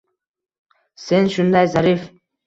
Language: Uzbek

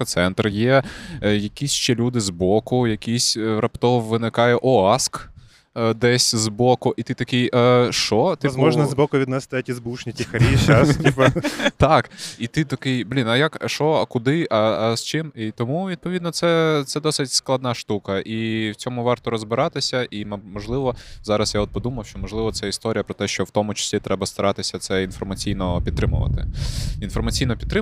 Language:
Ukrainian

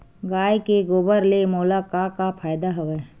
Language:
Chhattisgarhi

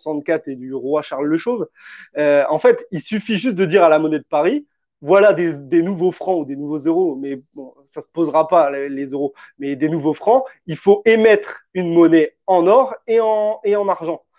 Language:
French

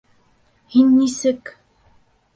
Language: Bashkir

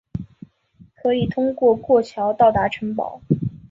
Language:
Chinese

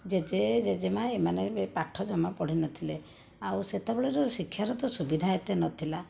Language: Odia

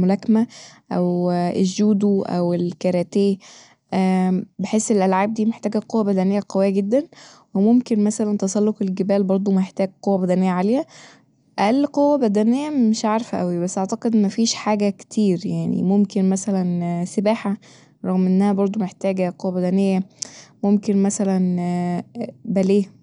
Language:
Egyptian Arabic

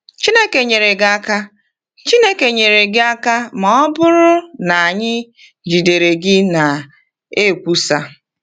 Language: Igbo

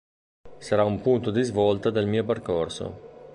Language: Italian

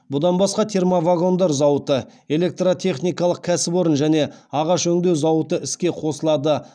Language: Kazakh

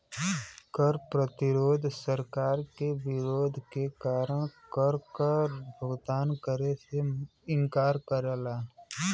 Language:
Bhojpuri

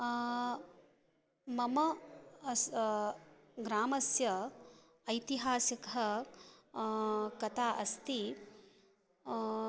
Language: Sanskrit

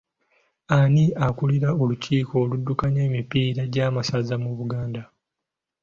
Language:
Ganda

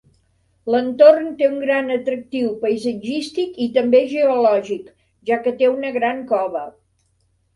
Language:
Catalan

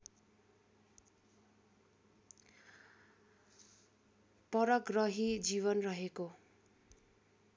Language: Nepali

